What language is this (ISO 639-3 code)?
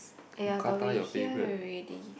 eng